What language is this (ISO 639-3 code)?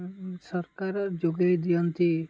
ori